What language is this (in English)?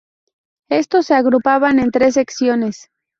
Spanish